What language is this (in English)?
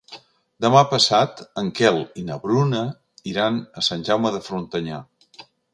Catalan